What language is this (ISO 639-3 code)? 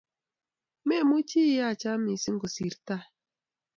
kln